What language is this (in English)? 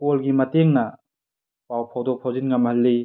Manipuri